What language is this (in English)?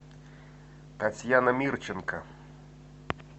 Russian